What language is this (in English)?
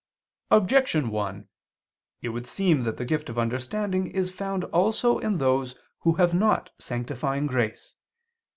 English